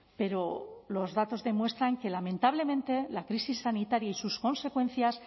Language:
Spanish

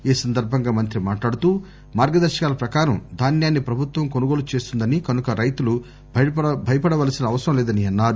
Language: Telugu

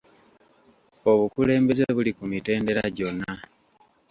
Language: Ganda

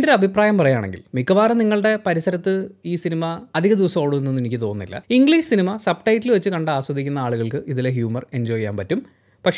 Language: Malayalam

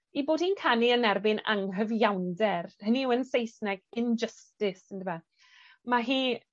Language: Welsh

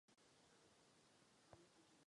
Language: Czech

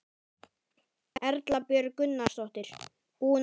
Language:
Icelandic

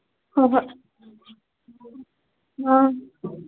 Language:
Manipuri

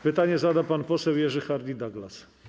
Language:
Polish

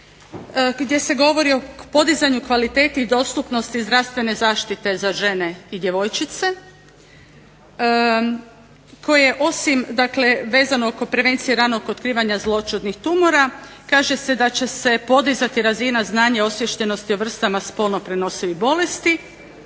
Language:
Croatian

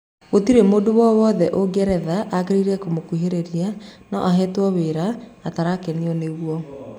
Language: Kikuyu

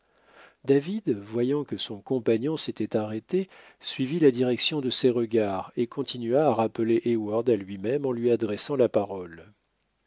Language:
French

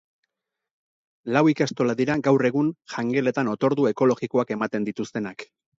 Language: Basque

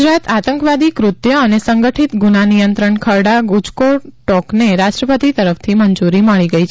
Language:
Gujarati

